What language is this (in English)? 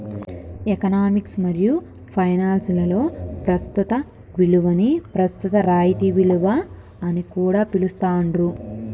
Telugu